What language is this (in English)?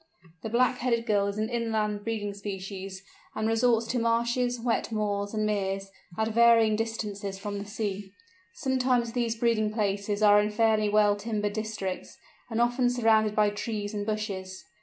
English